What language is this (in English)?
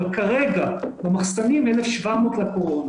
Hebrew